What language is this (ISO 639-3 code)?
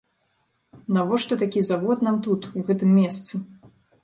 bel